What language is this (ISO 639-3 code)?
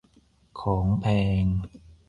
tha